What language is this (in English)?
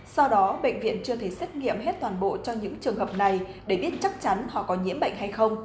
Vietnamese